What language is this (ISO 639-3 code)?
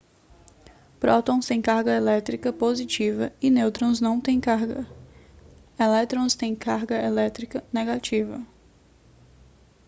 por